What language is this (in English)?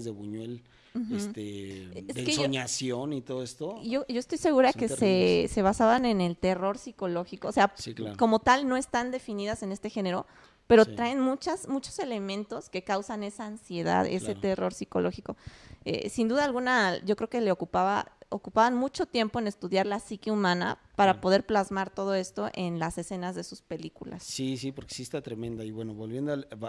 Spanish